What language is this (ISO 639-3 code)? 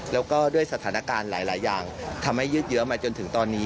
tha